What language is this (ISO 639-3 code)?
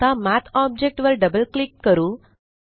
mar